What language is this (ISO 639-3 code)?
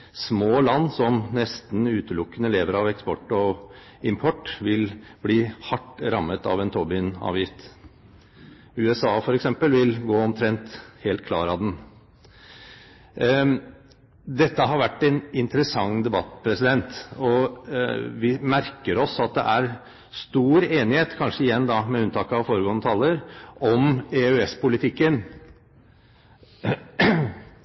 nob